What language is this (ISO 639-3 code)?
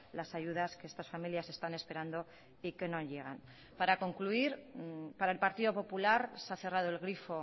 spa